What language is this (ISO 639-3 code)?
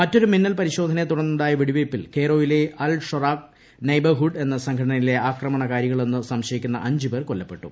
mal